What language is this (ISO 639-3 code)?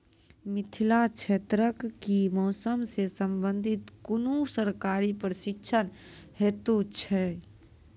mai